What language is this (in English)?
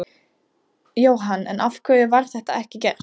Icelandic